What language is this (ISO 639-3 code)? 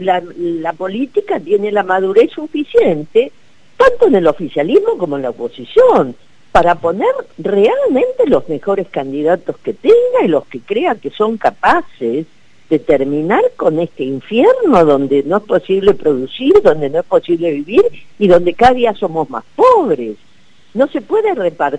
spa